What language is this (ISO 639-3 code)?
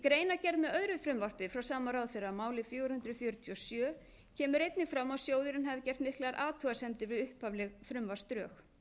isl